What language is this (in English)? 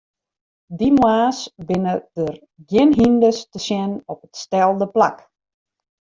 Western Frisian